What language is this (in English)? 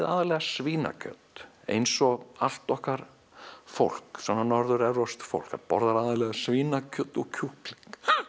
Icelandic